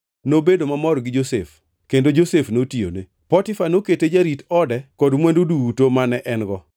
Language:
Luo (Kenya and Tanzania)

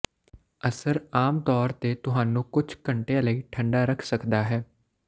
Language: Punjabi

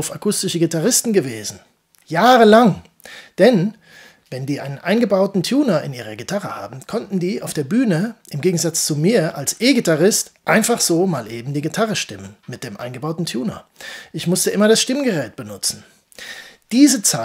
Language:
German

